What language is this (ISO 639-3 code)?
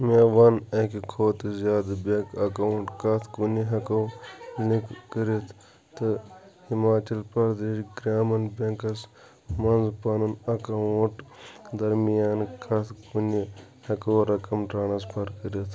kas